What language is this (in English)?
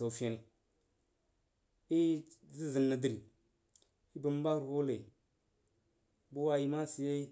Jiba